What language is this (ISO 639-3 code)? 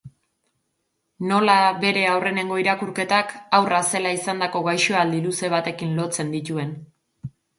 eus